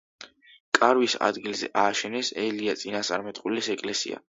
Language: Georgian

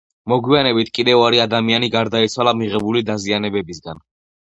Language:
Georgian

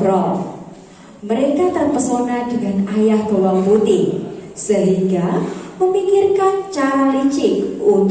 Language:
Indonesian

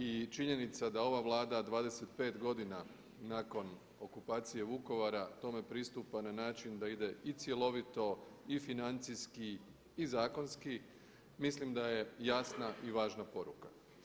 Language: Croatian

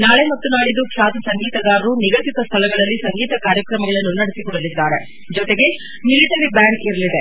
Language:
Kannada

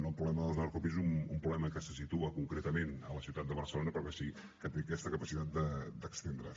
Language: Catalan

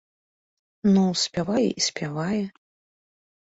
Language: Belarusian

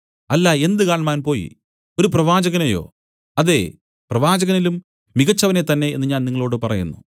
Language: Malayalam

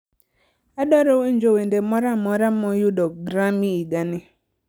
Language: Luo (Kenya and Tanzania)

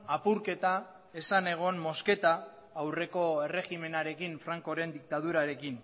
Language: Basque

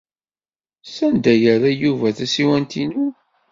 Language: Kabyle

